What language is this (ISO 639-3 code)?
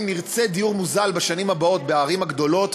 heb